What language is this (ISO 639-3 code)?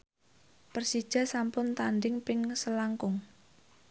jav